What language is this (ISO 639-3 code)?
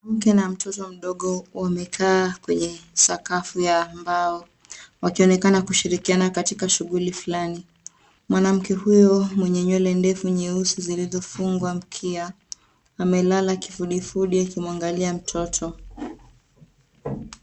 swa